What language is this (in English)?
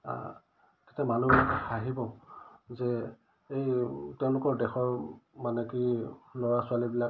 Assamese